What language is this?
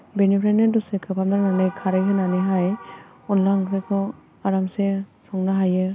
Bodo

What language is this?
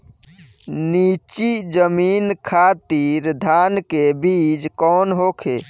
Bhojpuri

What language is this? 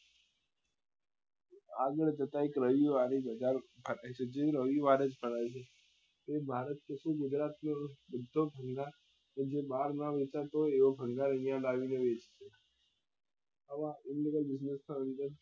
Gujarati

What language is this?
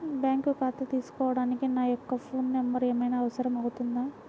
Telugu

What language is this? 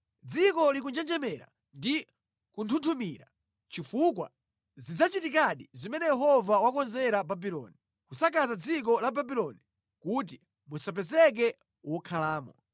Nyanja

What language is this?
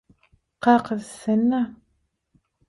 Turkmen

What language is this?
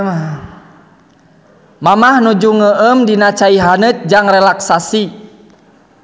Sundanese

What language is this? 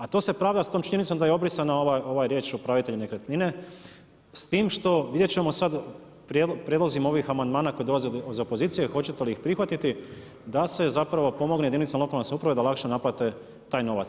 Croatian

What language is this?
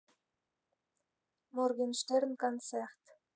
Russian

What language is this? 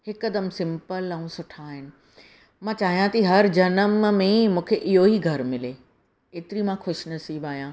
Sindhi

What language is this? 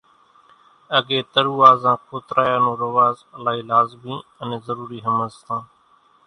Kachi Koli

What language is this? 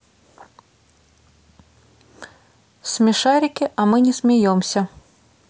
Russian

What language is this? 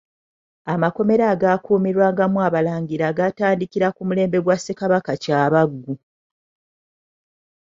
Ganda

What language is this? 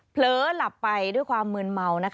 Thai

